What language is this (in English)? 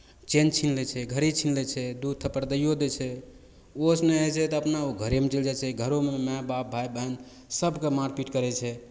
Maithili